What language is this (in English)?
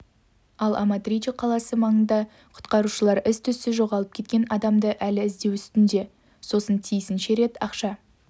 Kazakh